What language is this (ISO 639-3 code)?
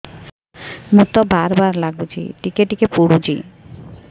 ori